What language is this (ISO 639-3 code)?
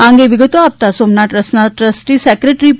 guj